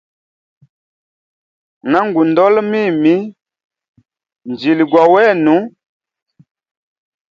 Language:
Hemba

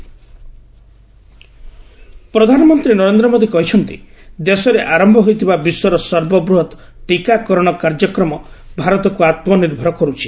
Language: Odia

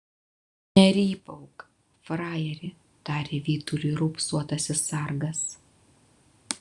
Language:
Lithuanian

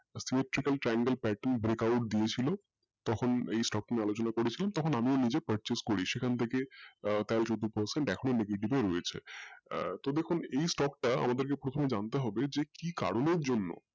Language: Bangla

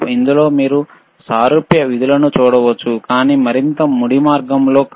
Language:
Telugu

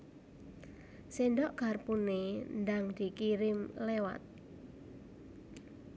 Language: Javanese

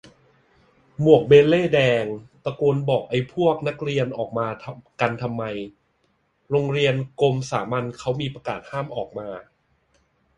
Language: Thai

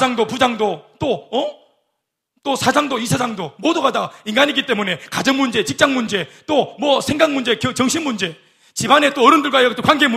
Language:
Korean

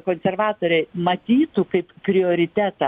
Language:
Lithuanian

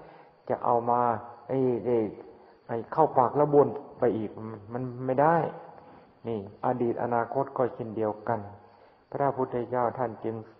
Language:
Thai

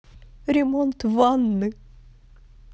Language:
Russian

